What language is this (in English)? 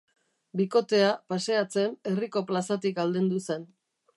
Basque